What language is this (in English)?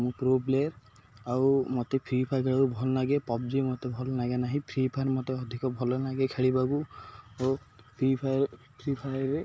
Odia